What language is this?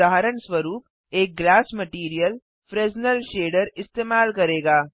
Hindi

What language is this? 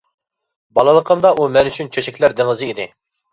Uyghur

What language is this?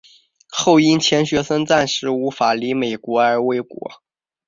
Chinese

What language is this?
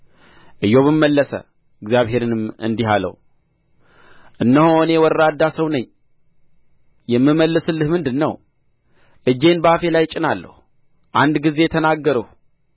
Amharic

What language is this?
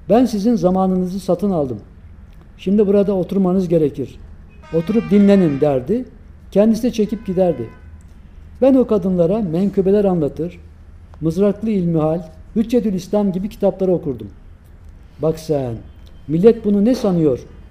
Turkish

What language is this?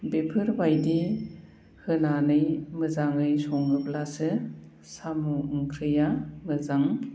Bodo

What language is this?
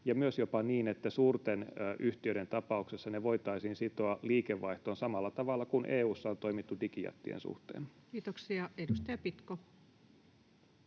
Finnish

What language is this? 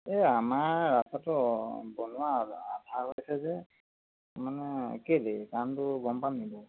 Assamese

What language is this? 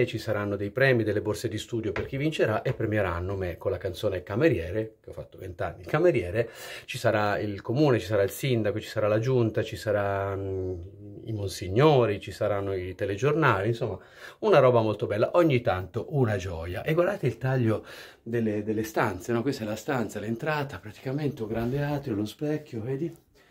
Italian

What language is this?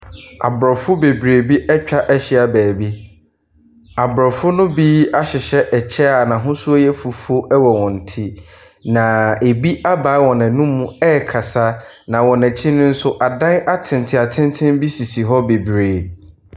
Akan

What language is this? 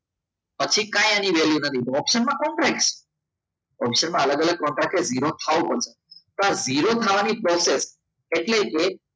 Gujarati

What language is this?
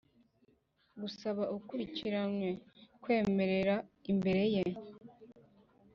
Kinyarwanda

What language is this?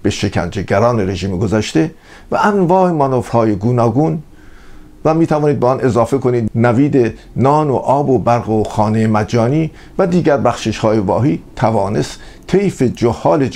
Persian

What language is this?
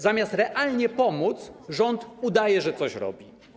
Polish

